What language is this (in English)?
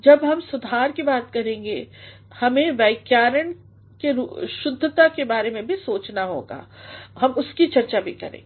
Hindi